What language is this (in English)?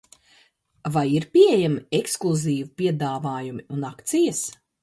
Latvian